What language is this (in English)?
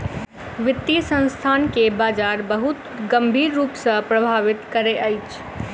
Maithili